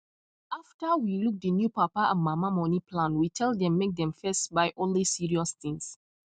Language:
Nigerian Pidgin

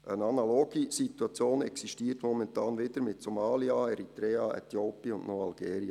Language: Swiss German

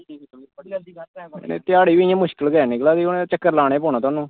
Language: Dogri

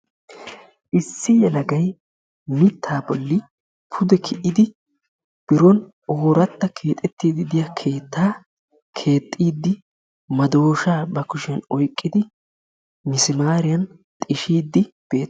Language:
Wolaytta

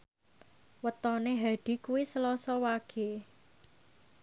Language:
Javanese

